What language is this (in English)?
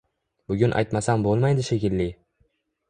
Uzbek